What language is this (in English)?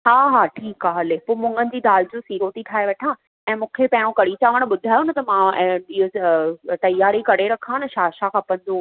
Sindhi